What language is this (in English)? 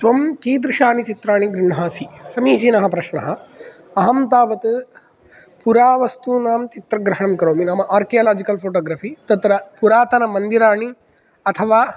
Sanskrit